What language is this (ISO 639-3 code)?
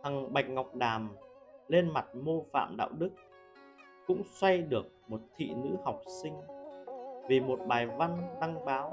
vie